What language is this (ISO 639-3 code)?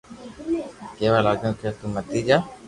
lrk